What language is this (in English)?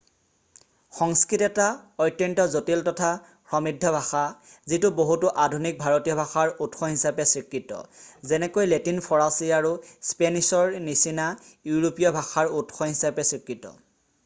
Assamese